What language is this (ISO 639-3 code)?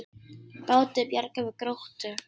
isl